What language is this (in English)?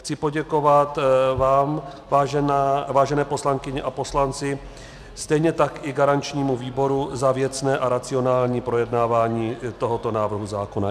Czech